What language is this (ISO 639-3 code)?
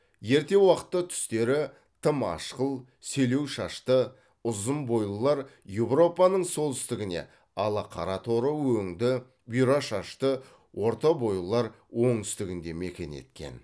kaz